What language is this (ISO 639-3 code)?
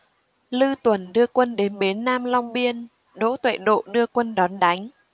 vie